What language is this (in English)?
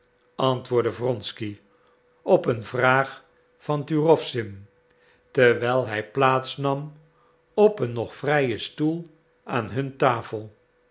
Dutch